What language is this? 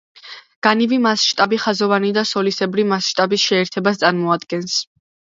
Georgian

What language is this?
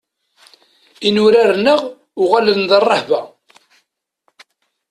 Kabyle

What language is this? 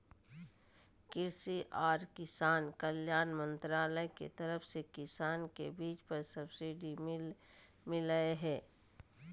Magahi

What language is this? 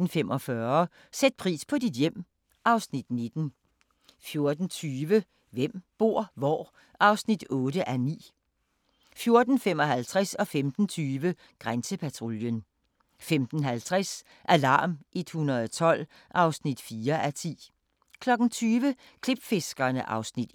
Danish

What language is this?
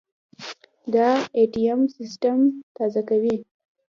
Pashto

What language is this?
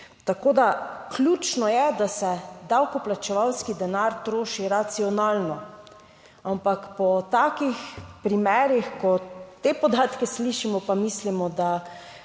Slovenian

